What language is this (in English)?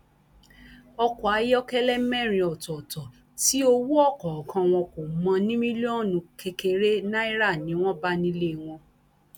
Yoruba